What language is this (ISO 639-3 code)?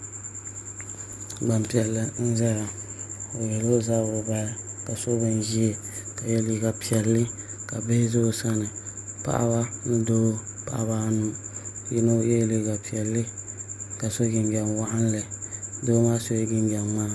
dag